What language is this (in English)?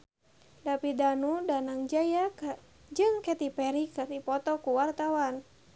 Sundanese